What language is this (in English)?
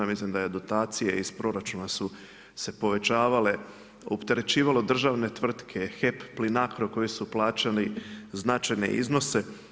Croatian